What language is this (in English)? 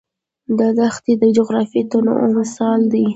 Pashto